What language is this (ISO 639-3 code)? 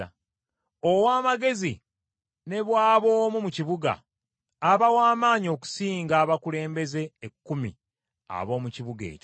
lug